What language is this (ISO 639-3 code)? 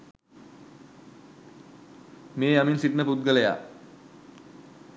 sin